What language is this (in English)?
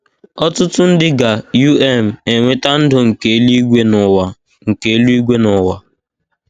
Igbo